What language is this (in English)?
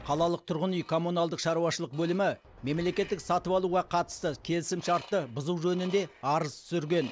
Kazakh